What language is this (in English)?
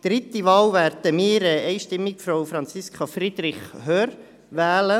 Swiss German